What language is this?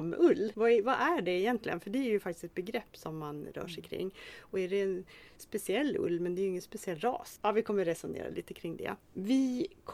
Swedish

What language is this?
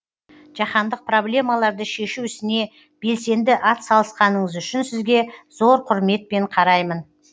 Kazakh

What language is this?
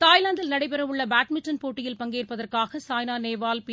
Tamil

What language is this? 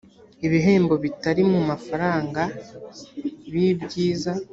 Kinyarwanda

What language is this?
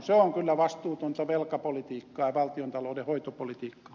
Finnish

